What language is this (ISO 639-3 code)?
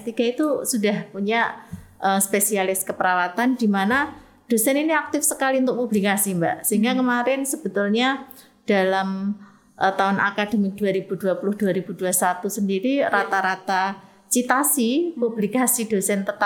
ind